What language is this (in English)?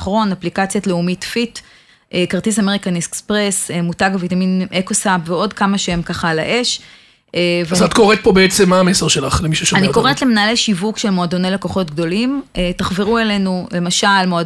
Hebrew